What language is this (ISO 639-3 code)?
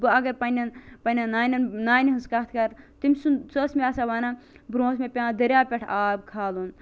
kas